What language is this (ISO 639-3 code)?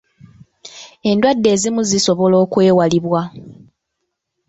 lug